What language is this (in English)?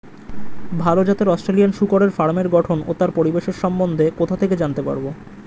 Bangla